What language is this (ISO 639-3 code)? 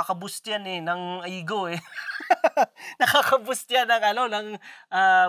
fil